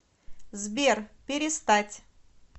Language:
Russian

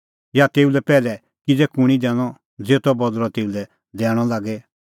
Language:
Kullu Pahari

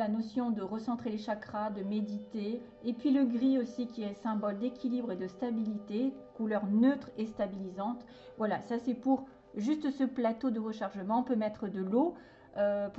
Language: French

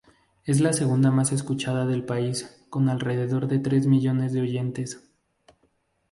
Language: Spanish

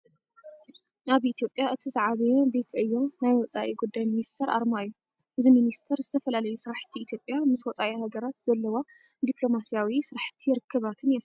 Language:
Tigrinya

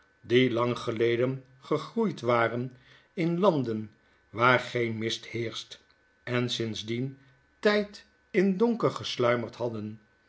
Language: Dutch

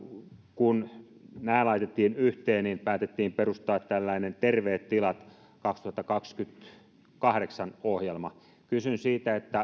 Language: Finnish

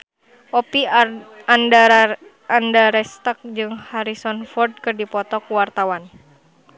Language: Sundanese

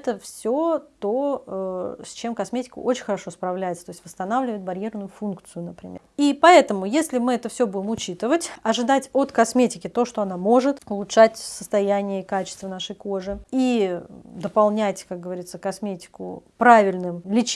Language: Russian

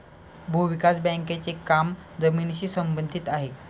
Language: Marathi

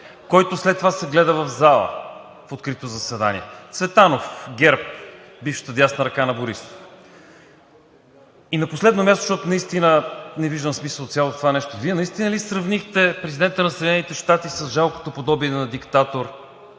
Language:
Bulgarian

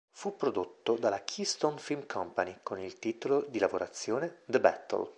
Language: Italian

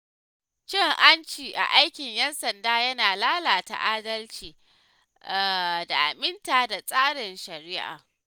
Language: Hausa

